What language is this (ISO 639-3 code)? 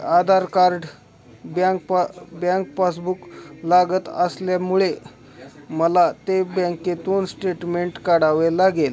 mar